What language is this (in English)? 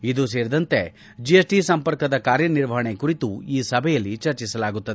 Kannada